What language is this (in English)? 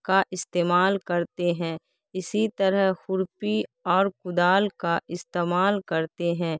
Urdu